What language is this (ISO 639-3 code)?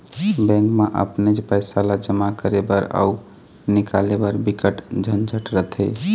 hne